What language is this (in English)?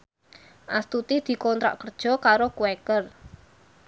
Javanese